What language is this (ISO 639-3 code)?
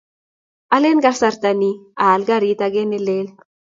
kln